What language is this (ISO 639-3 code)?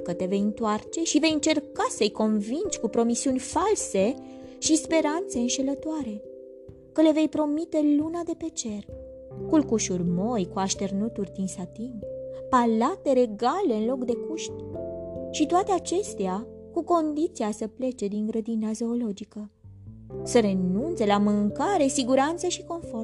ron